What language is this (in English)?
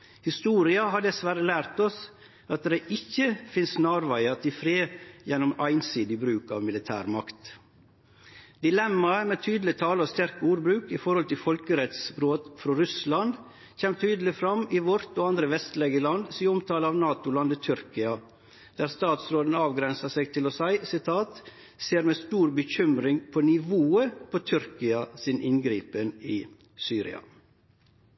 Norwegian Nynorsk